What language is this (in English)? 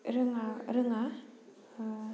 Bodo